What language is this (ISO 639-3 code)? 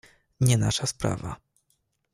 pol